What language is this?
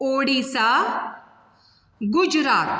Konkani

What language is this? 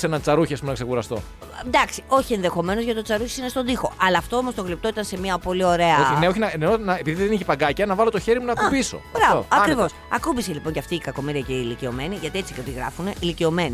Greek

